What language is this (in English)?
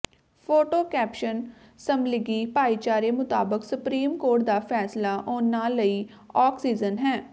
Punjabi